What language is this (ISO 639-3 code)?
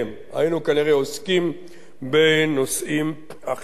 heb